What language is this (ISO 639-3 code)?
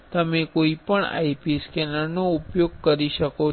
guj